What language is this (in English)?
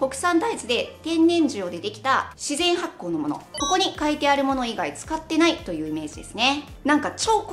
Japanese